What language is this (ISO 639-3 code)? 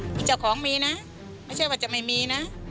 tha